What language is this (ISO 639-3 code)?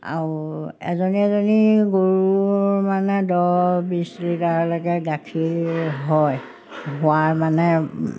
asm